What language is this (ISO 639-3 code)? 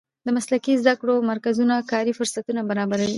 pus